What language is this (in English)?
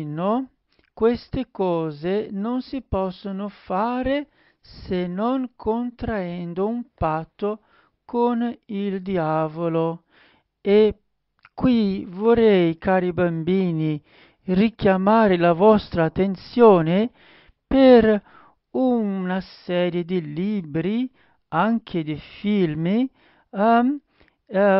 Italian